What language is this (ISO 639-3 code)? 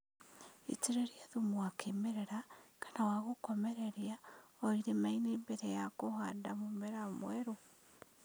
kik